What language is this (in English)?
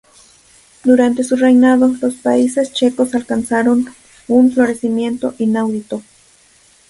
Spanish